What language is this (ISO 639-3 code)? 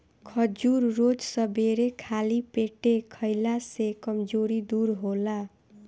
bho